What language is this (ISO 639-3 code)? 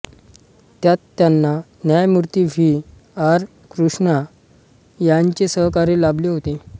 mar